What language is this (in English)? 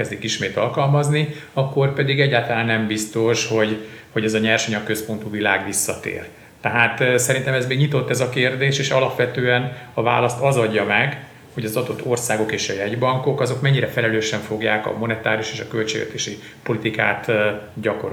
Hungarian